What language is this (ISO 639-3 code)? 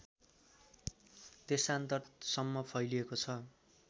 nep